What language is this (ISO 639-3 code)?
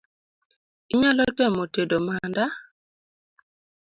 luo